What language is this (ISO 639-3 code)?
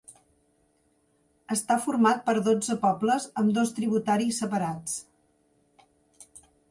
cat